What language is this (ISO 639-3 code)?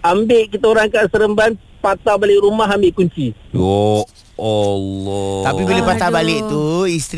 msa